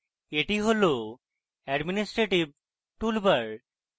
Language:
Bangla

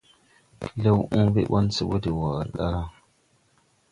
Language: Tupuri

